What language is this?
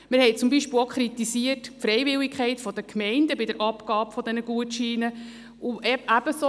Swiss German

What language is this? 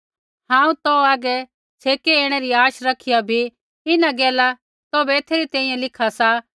Kullu Pahari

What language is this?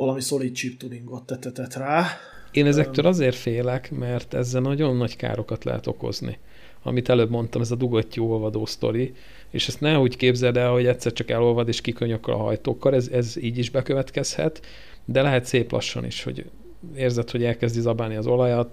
Hungarian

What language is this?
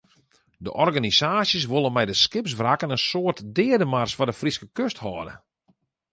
Western Frisian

